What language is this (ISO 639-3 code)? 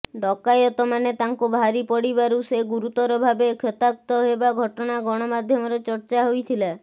ori